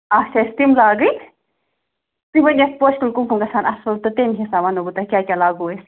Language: Kashmiri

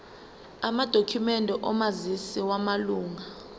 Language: Zulu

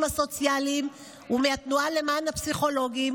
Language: Hebrew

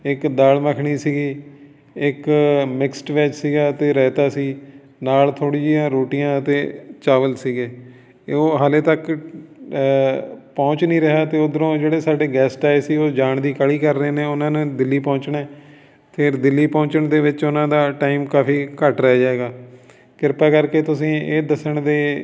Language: Punjabi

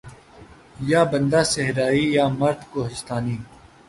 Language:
Urdu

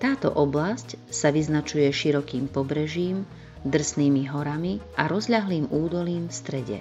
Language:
Slovak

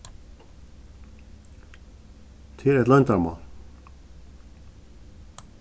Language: Faroese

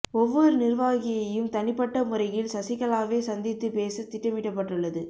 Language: Tamil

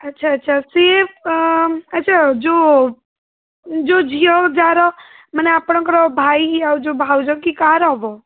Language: Odia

